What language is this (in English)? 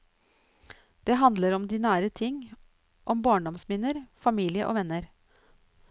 Norwegian